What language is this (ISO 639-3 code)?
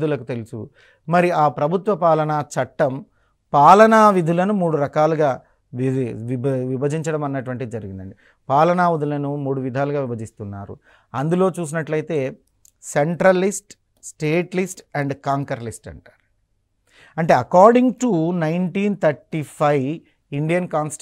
tel